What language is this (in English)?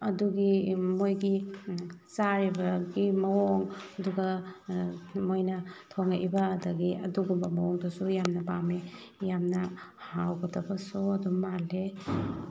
Manipuri